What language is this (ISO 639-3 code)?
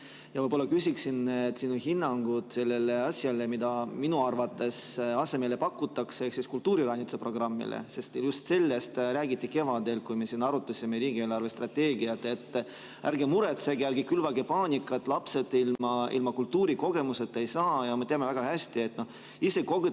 est